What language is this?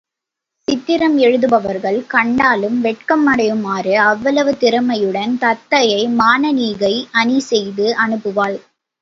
Tamil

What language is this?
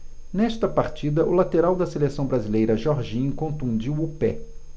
Portuguese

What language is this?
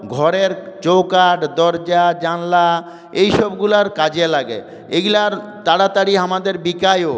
Bangla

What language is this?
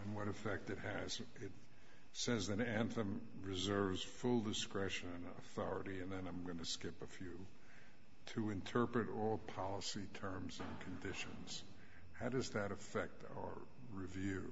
English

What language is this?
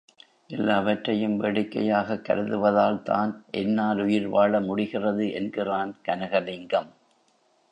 Tamil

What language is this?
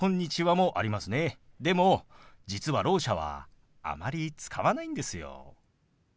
Japanese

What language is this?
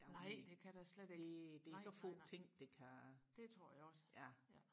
Danish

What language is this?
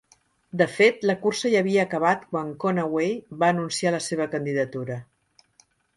Catalan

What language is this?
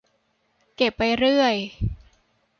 Thai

